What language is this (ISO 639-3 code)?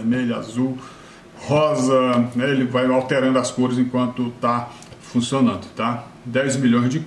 por